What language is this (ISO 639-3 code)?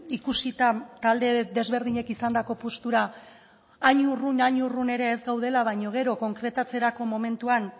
eus